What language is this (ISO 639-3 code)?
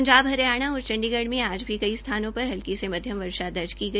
hin